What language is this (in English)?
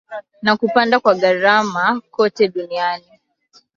Swahili